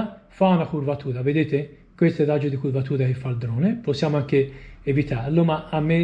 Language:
Italian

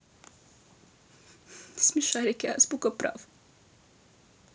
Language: Russian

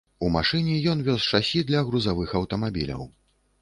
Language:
Belarusian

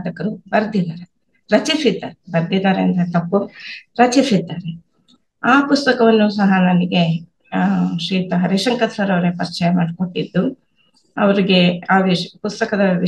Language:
Kannada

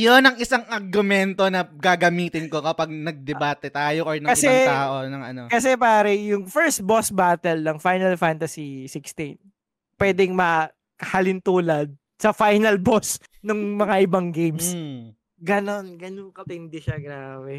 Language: Filipino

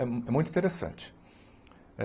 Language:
Portuguese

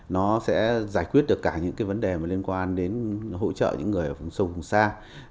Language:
Vietnamese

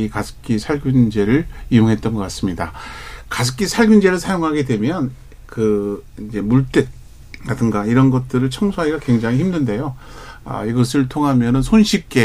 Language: Korean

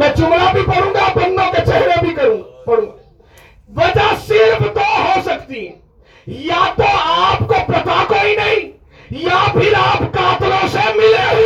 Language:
Urdu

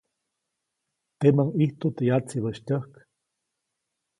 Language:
Copainalá Zoque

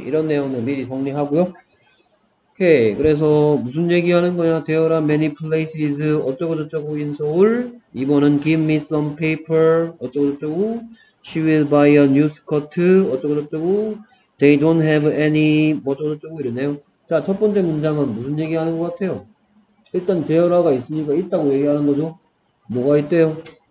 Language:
Korean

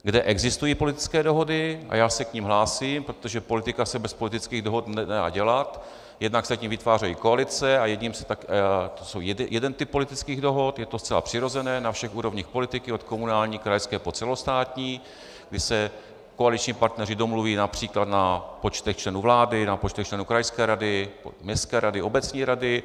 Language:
Czech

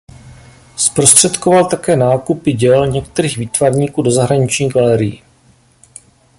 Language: Czech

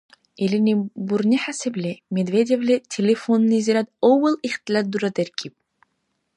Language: Dargwa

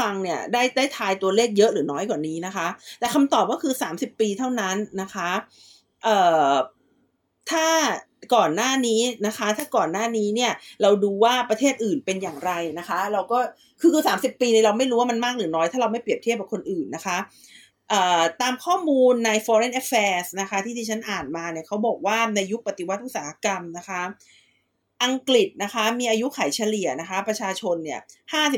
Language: Thai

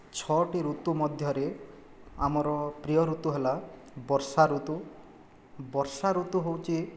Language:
Odia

